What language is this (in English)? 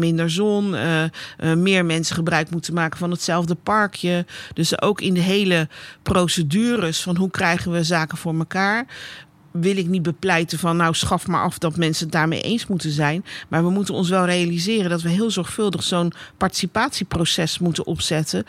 Dutch